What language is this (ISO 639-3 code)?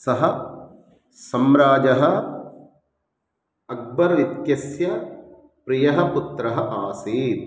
san